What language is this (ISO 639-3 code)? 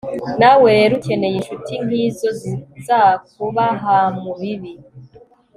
kin